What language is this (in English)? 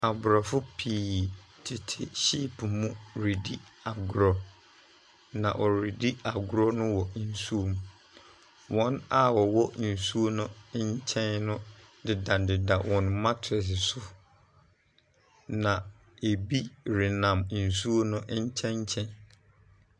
Akan